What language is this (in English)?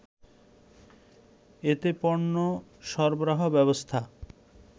Bangla